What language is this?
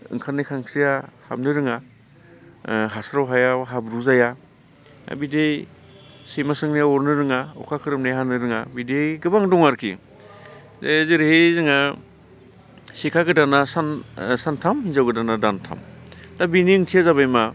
Bodo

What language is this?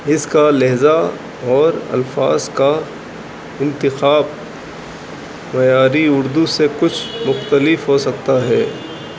Urdu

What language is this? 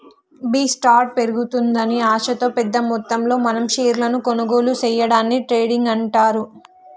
Telugu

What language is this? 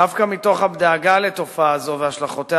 Hebrew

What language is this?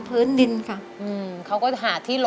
Thai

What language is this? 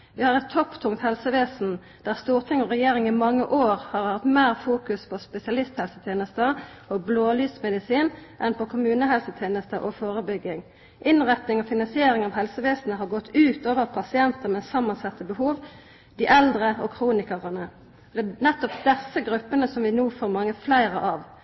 Norwegian Nynorsk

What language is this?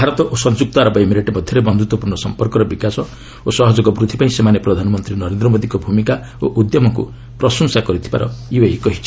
Odia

